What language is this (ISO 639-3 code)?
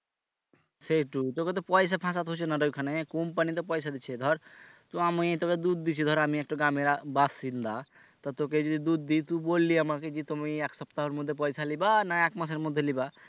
ben